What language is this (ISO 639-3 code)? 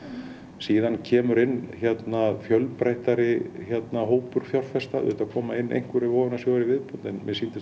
isl